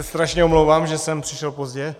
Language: Czech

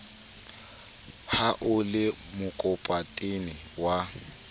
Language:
Southern Sotho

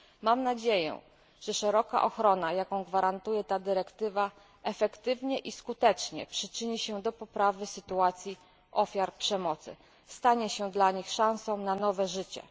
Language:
Polish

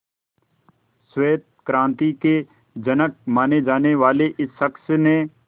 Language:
Hindi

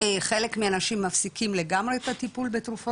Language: Hebrew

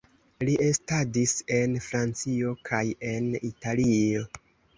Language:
Esperanto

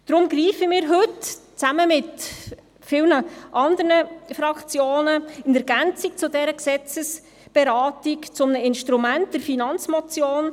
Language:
Swiss German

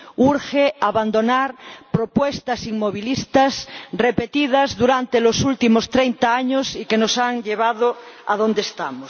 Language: Spanish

